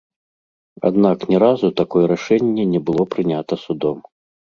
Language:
Belarusian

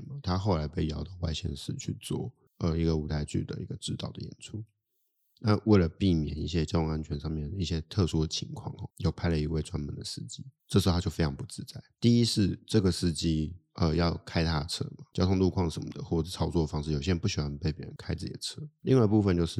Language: Chinese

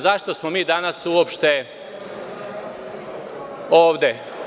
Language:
Serbian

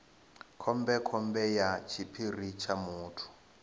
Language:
Venda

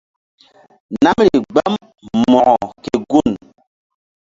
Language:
Mbum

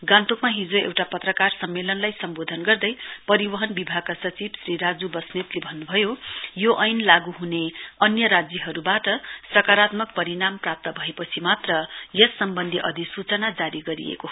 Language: Nepali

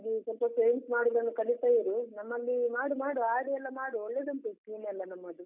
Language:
Kannada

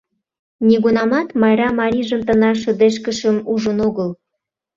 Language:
Mari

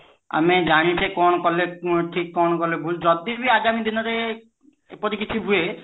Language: Odia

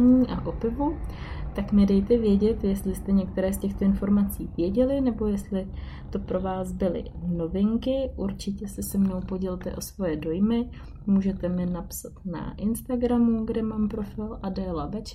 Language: Czech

